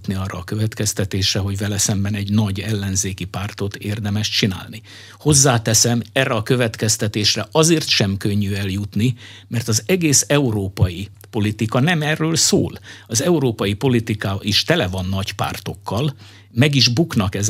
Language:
Hungarian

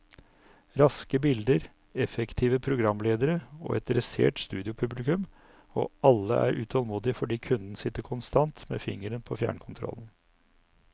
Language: Norwegian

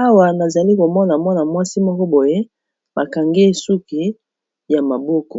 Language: Lingala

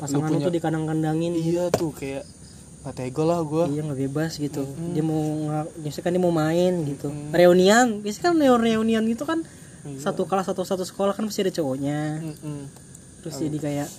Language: Indonesian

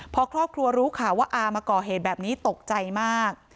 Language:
Thai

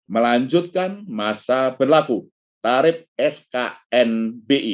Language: Indonesian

